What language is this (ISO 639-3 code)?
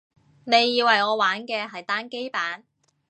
yue